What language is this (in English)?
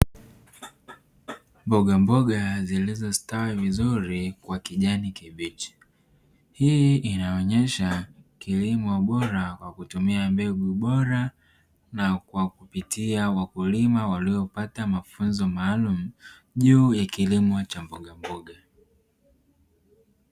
Swahili